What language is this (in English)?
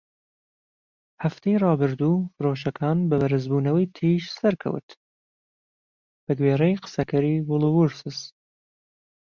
Central Kurdish